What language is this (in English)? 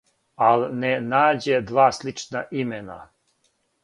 Serbian